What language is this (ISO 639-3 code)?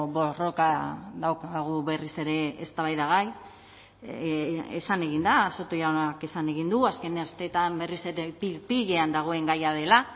eus